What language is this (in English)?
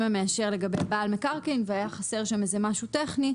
Hebrew